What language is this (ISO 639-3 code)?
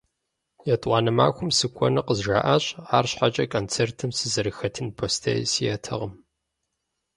kbd